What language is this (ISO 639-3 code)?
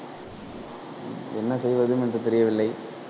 tam